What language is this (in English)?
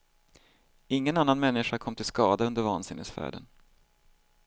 Swedish